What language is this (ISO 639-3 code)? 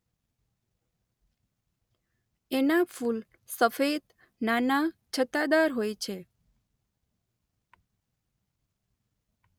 guj